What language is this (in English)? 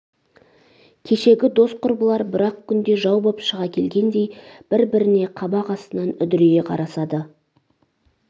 Kazakh